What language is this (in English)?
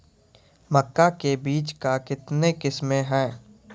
Maithili